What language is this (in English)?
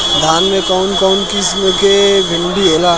Bhojpuri